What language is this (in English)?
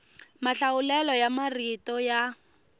Tsonga